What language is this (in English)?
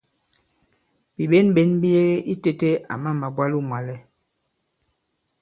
Bankon